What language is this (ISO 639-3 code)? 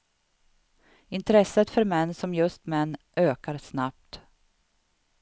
swe